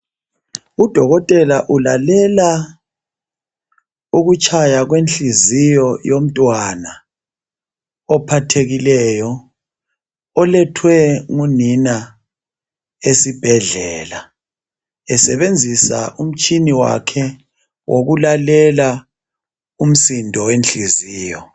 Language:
North Ndebele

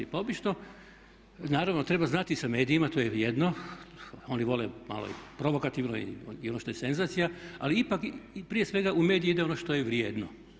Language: Croatian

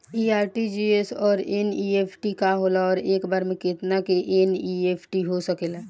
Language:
Bhojpuri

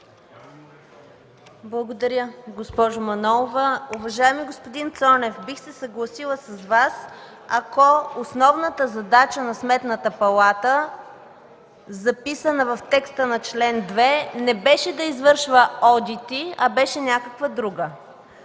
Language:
Bulgarian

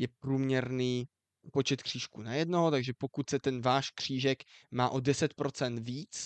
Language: Czech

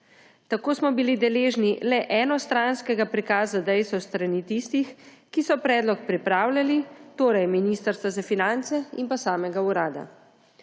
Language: Slovenian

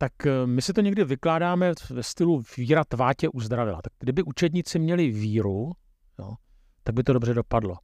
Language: Czech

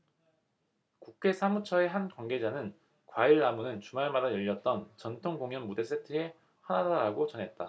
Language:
Korean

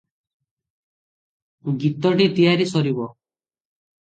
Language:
Odia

